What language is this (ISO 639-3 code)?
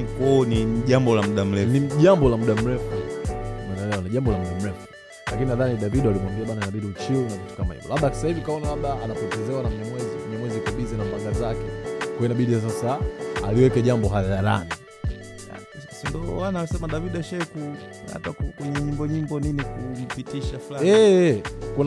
swa